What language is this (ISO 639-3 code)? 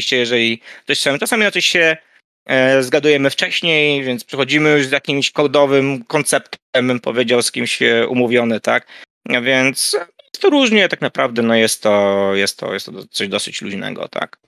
pol